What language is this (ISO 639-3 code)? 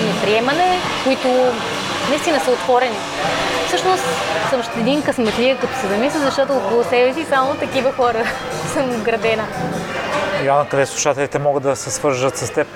bul